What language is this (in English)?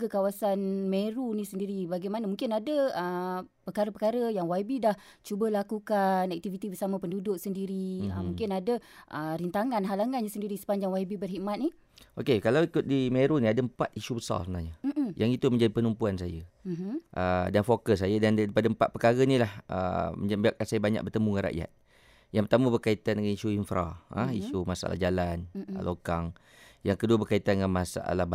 Malay